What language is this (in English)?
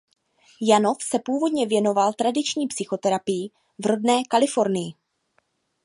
Czech